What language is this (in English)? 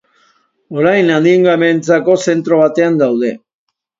Basque